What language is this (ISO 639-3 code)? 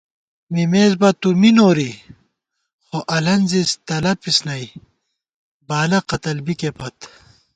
gwt